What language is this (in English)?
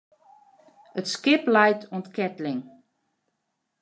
Western Frisian